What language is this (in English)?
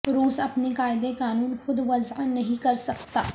Urdu